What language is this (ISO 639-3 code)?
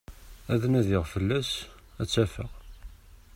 kab